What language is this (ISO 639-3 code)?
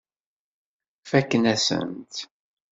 kab